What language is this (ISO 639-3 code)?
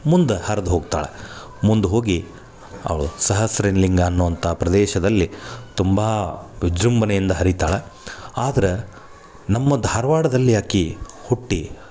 kan